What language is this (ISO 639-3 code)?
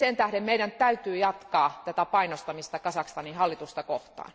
fin